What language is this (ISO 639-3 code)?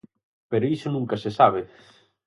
glg